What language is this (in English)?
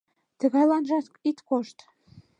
Mari